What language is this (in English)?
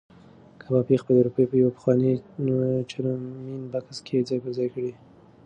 Pashto